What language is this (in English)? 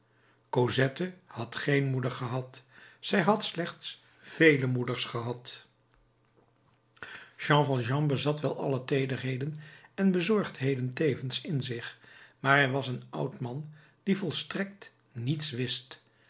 Dutch